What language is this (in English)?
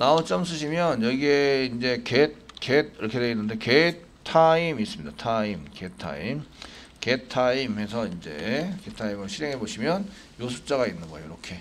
Korean